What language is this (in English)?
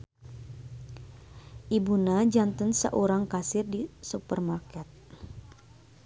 Sundanese